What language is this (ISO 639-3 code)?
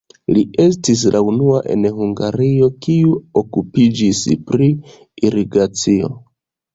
epo